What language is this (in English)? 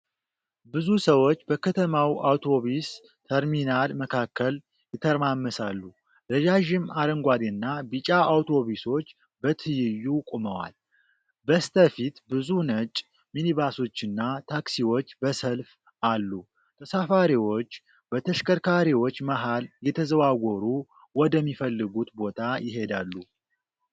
Amharic